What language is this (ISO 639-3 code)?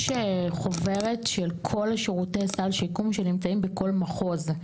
heb